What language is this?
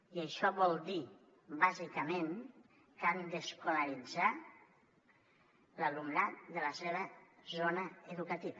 Catalan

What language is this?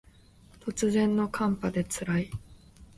Japanese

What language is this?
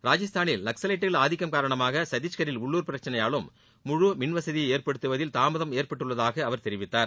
Tamil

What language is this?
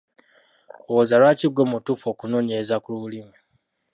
Ganda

